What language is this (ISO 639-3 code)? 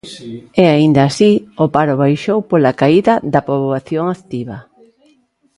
glg